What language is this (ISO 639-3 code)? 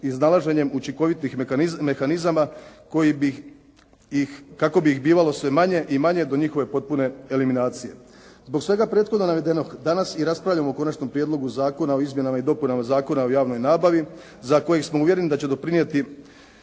hrv